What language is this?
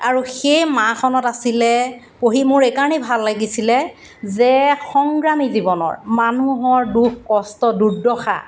Assamese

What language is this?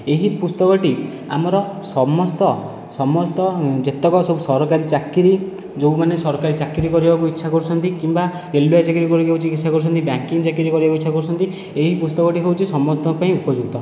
Odia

